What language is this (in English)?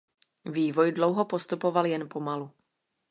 Czech